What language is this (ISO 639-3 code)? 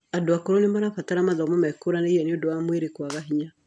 kik